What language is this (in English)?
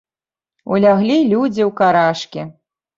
Belarusian